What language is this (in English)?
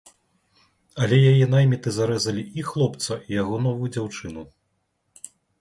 Belarusian